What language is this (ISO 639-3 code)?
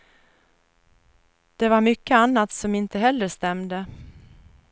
swe